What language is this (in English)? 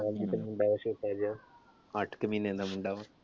Punjabi